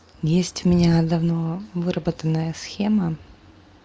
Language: Russian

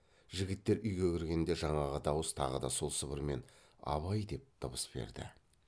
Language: Kazakh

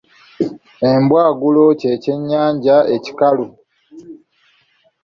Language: Ganda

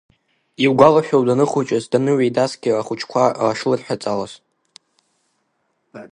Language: Abkhazian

